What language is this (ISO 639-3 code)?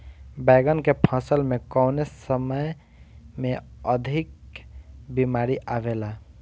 bho